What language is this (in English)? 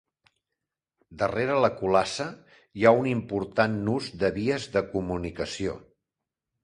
Catalan